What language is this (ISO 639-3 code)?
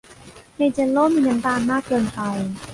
tha